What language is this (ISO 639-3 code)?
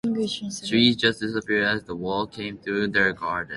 eng